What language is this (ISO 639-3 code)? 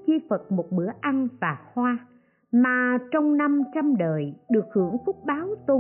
vie